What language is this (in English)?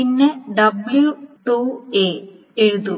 Malayalam